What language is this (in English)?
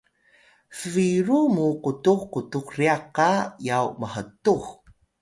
Atayal